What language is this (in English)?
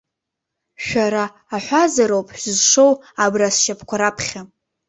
Abkhazian